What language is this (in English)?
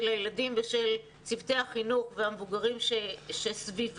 Hebrew